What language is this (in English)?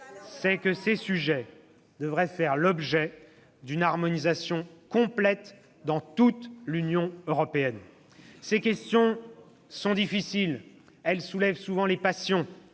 French